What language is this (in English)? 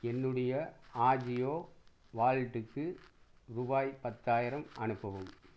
Tamil